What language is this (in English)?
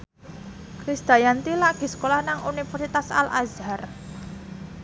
Javanese